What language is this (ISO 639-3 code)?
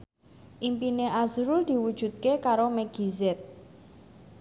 jav